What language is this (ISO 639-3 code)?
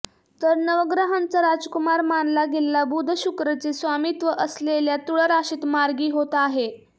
mar